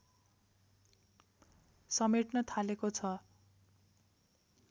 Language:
Nepali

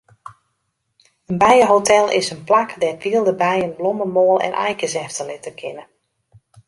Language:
Western Frisian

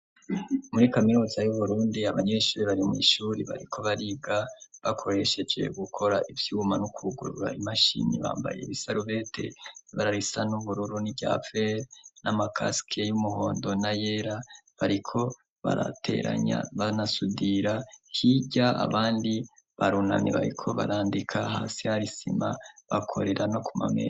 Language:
Rundi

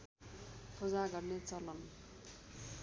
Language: Nepali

